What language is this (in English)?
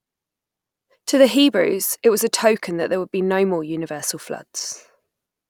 English